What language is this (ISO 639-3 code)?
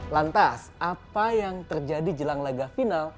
ind